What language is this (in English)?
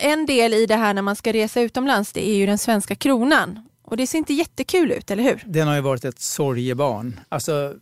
Swedish